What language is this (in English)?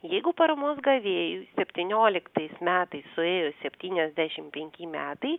Lithuanian